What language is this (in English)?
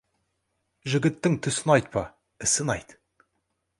Kazakh